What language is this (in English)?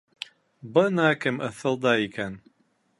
Bashkir